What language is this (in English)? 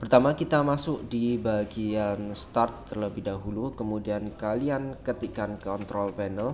Indonesian